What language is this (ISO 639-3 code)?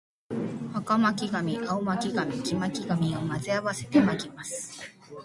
jpn